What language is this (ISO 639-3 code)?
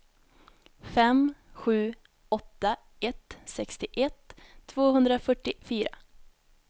swe